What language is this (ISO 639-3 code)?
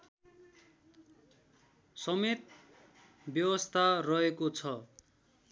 nep